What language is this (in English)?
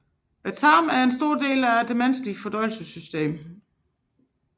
Danish